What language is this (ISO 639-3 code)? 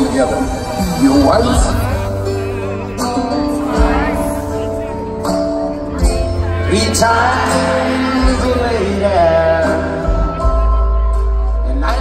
eng